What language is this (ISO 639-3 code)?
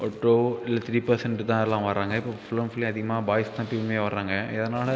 tam